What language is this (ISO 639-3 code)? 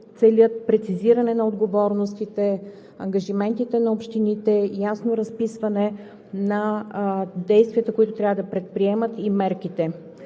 bul